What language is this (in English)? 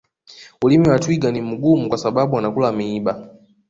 Swahili